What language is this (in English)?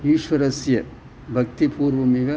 Sanskrit